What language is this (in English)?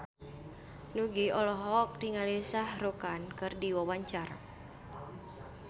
Sundanese